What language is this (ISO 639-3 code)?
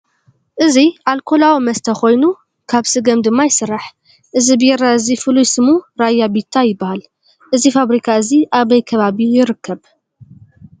tir